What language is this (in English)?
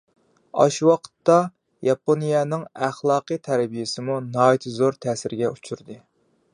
Uyghur